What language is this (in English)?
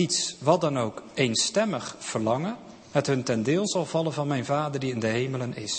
Dutch